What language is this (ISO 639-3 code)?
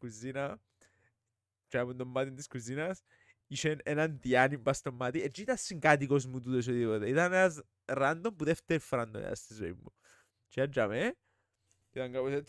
ell